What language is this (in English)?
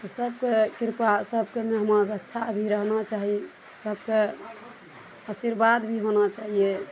Maithili